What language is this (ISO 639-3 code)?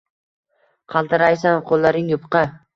uzb